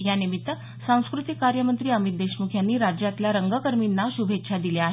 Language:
Marathi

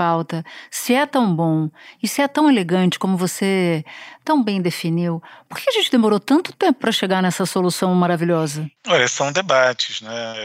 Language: Portuguese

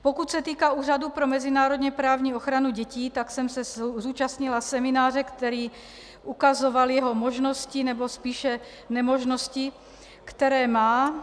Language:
Czech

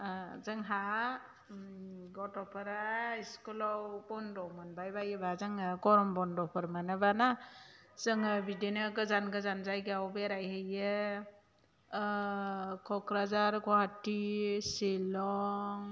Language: Bodo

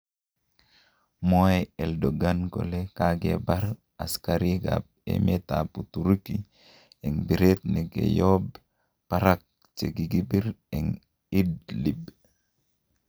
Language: Kalenjin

